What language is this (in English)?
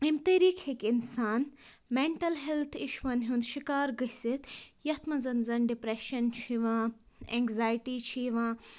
Kashmiri